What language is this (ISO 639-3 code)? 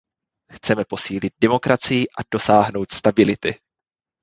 ces